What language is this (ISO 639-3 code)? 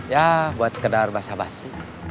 ind